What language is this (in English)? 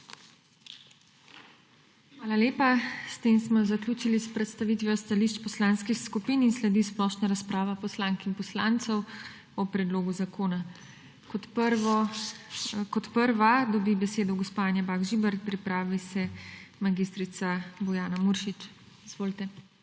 Slovenian